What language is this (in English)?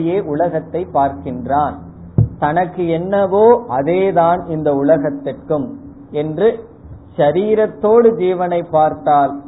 Tamil